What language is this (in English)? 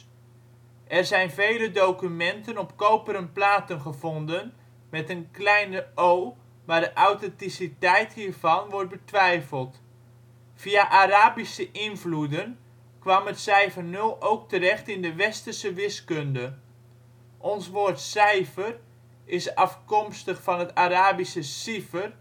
Dutch